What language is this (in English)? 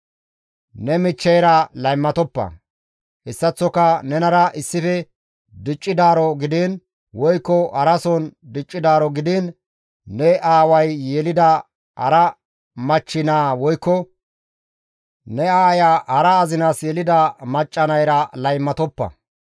Gamo